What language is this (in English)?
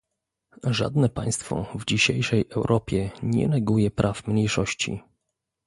Polish